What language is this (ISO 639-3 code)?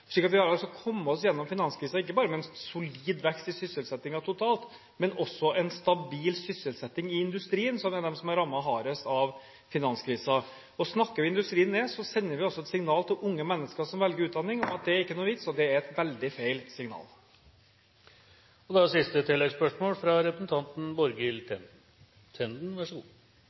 nor